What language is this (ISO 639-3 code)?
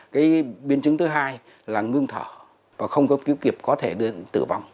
vie